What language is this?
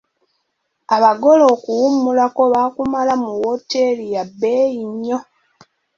Ganda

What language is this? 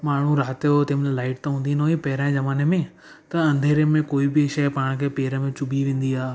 Sindhi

